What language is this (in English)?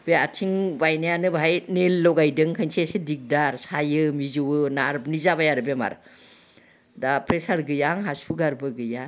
Bodo